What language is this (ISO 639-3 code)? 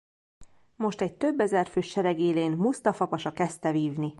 hun